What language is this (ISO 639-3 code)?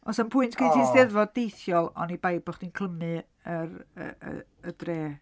cym